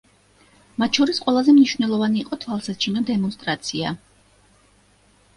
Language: Georgian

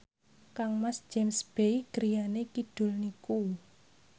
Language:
Javanese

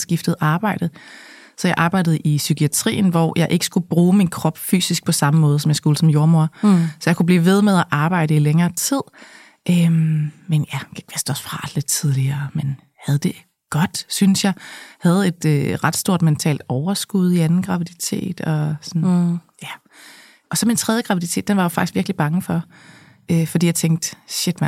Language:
Danish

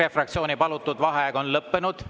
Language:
Estonian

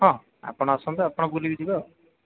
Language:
Odia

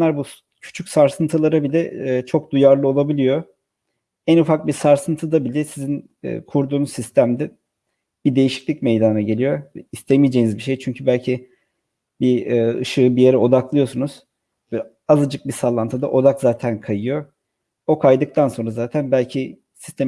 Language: Turkish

